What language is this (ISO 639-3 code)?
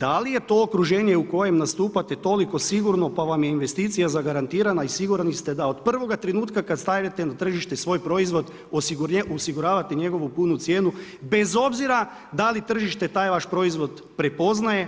hrv